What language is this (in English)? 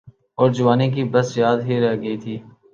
Urdu